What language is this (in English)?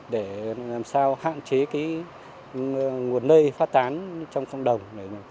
Vietnamese